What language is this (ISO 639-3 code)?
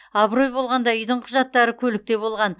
kaz